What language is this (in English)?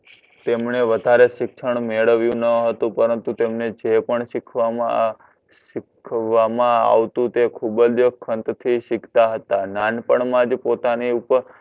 Gujarati